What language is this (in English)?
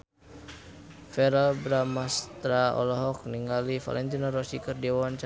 Sundanese